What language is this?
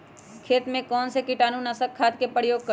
Magahi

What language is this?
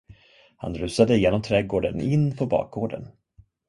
Swedish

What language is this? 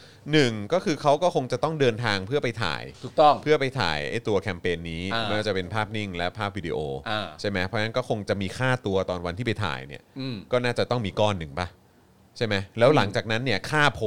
Thai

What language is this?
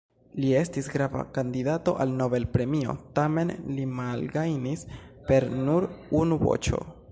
Esperanto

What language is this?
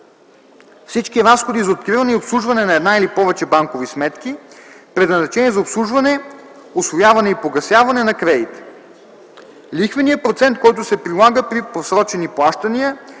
Bulgarian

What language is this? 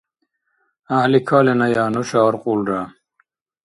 Dargwa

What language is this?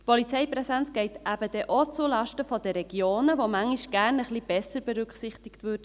Swiss German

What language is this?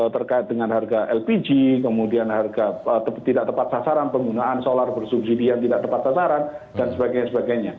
Indonesian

